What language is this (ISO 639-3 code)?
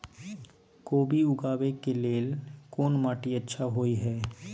mai